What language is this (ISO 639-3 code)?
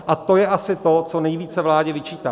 ces